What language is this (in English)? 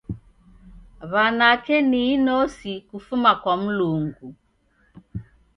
Taita